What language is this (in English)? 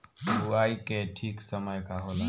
Bhojpuri